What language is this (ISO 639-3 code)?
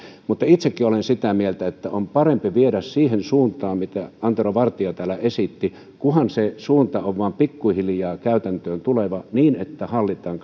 fin